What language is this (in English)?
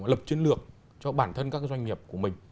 Vietnamese